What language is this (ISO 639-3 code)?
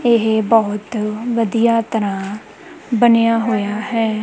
pan